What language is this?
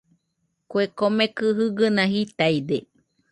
Nüpode Huitoto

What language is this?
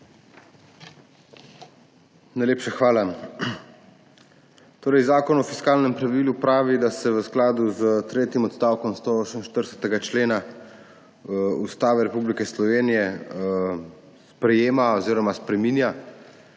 Slovenian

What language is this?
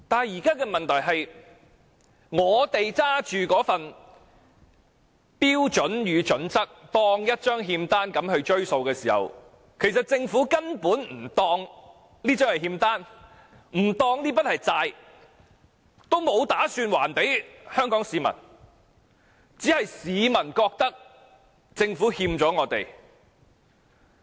Cantonese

